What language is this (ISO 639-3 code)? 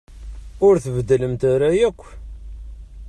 kab